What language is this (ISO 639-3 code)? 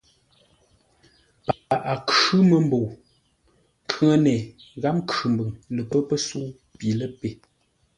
nla